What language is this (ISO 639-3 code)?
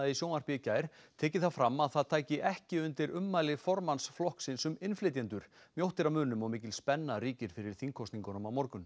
isl